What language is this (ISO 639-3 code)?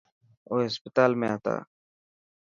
mki